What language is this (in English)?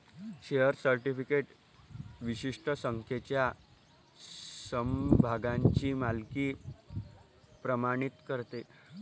Marathi